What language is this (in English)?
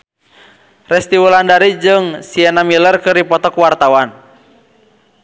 Sundanese